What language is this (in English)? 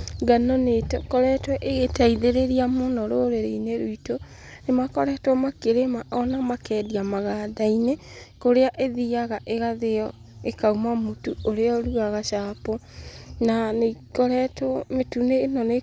Kikuyu